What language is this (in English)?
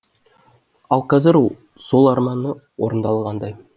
Kazakh